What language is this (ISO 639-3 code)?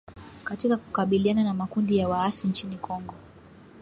swa